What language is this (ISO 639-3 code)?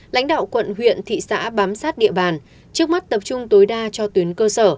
vie